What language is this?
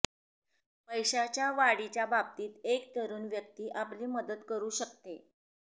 Marathi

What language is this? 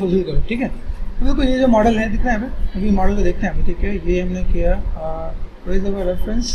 Hindi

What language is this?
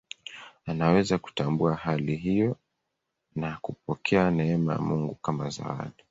Swahili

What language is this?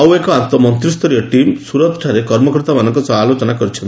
Odia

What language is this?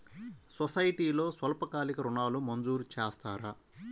Telugu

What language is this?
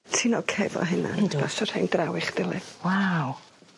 Welsh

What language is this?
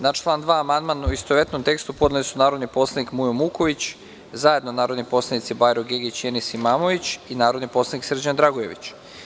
Serbian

